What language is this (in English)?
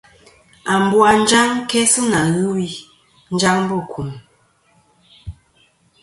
Kom